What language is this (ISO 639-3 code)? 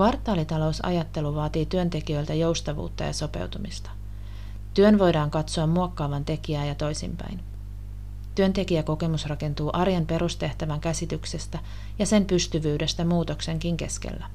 fin